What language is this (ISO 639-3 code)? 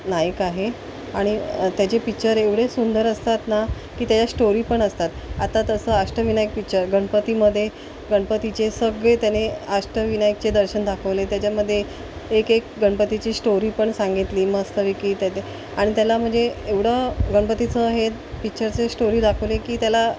mar